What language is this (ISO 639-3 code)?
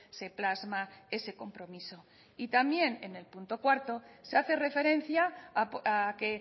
spa